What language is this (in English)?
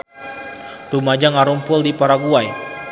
Sundanese